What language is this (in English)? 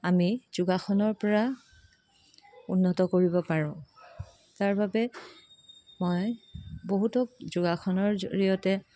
Assamese